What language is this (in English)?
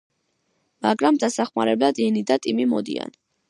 Georgian